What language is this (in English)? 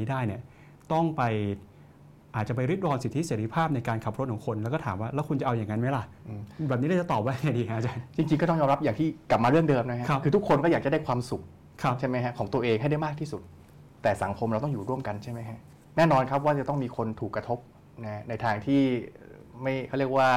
Thai